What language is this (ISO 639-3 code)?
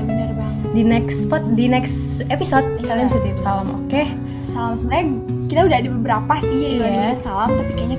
ind